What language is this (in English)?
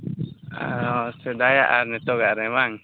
Santali